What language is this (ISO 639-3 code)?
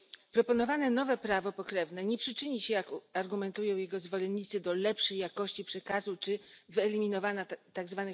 pol